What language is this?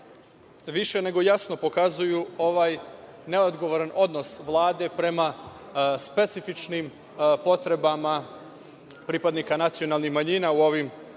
Serbian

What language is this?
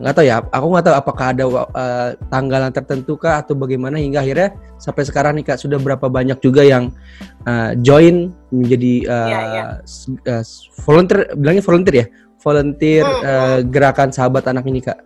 Indonesian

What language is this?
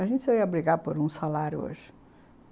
Portuguese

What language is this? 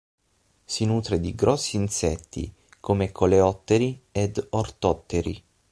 Italian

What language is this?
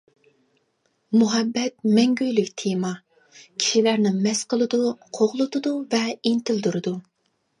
Uyghur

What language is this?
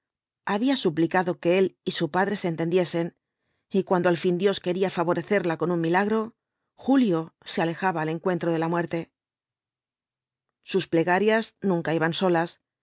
Spanish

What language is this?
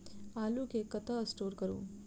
Maithili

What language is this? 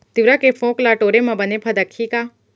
Chhattisgarhi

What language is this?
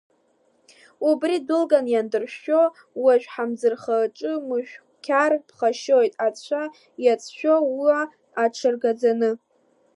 Abkhazian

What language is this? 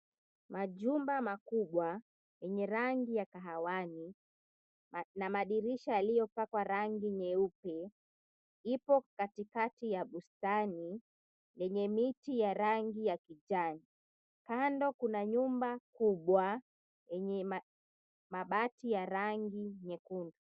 Swahili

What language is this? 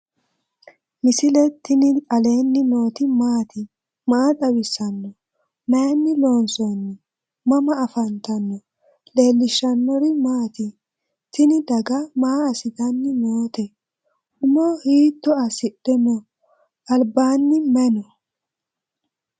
Sidamo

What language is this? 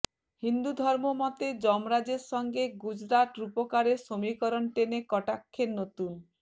Bangla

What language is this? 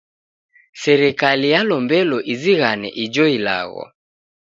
Taita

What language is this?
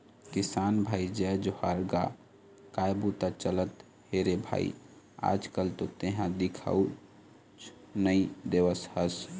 Chhattisgarhi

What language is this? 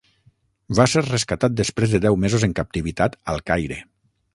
Catalan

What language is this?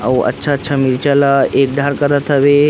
Chhattisgarhi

